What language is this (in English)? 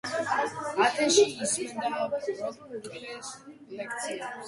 Georgian